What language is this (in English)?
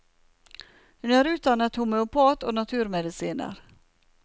Norwegian